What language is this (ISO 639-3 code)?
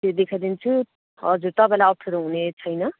nep